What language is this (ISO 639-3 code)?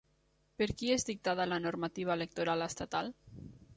cat